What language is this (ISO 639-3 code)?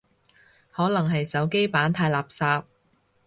yue